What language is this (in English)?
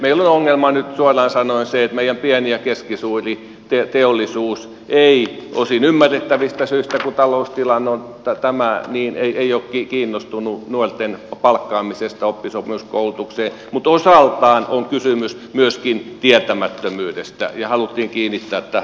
Finnish